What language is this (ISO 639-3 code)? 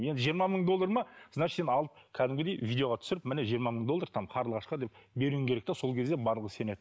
kaz